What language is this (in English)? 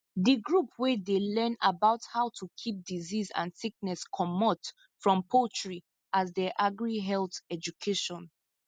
Nigerian Pidgin